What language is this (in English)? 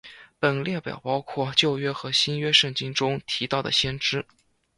Chinese